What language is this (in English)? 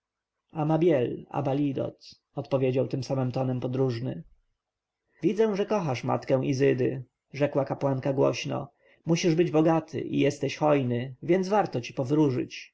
Polish